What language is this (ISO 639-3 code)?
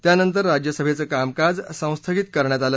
mar